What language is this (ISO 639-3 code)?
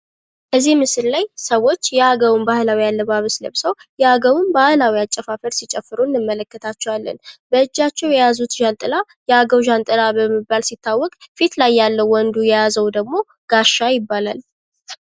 amh